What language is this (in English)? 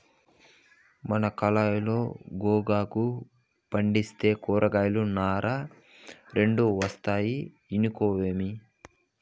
Telugu